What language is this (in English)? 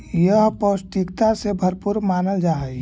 Magahi